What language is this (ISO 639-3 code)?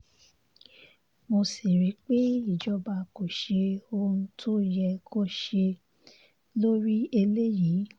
yor